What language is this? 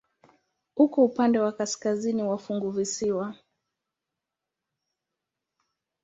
Swahili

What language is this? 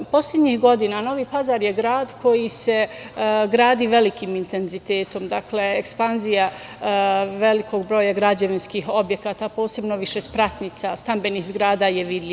Serbian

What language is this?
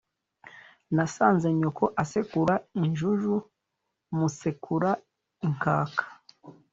Kinyarwanda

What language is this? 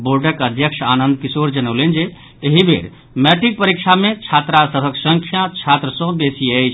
Maithili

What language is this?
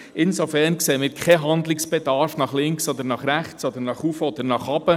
Swiss German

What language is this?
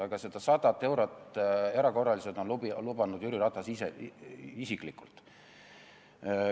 Estonian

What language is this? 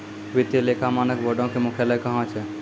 Maithili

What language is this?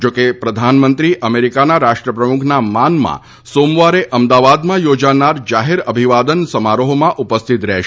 Gujarati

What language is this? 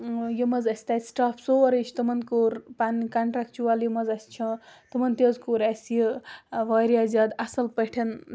Kashmiri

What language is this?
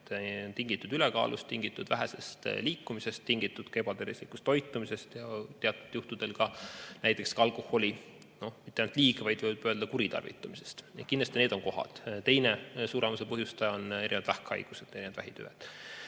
Estonian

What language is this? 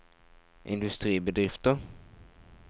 Norwegian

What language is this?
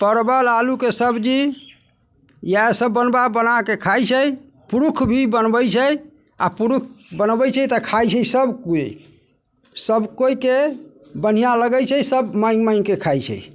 Maithili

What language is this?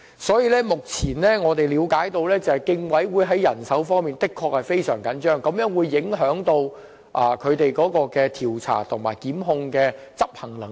Cantonese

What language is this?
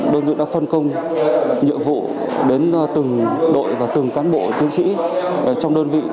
Vietnamese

